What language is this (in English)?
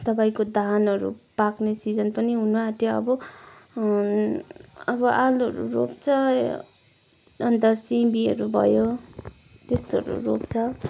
Nepali